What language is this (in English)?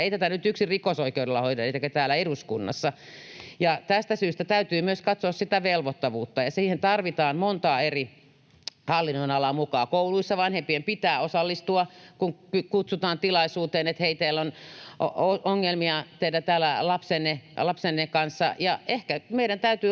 Finnish